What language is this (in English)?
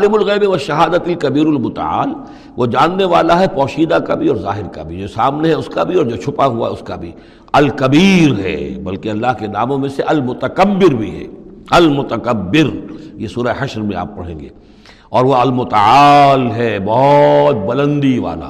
Urdu